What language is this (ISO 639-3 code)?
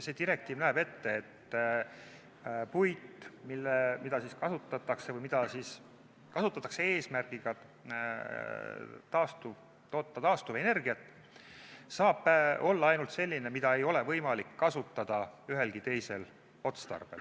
est